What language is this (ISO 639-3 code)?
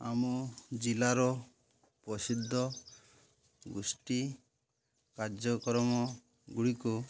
ori